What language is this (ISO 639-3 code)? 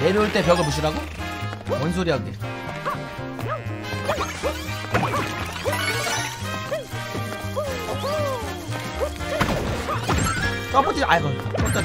kor